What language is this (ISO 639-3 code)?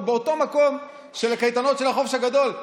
heb